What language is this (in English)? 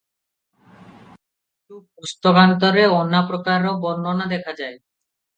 Odia